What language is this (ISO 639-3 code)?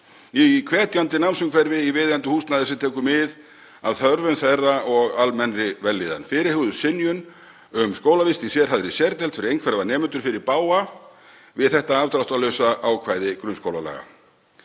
isl